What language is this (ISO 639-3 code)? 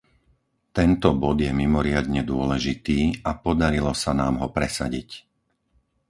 slk